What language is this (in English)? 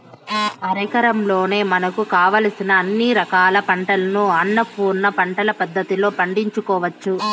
Telugu